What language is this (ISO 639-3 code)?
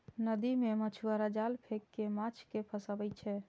mai